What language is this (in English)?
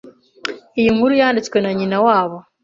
Kinyarwanda